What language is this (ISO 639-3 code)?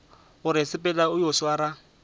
nso